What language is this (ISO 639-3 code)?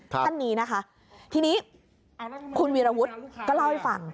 tha